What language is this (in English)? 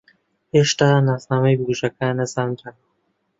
Central Kurdish